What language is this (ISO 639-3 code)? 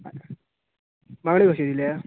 kok